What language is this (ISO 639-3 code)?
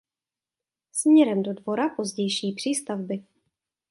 ces